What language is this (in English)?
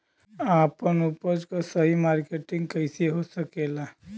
Bhojpuri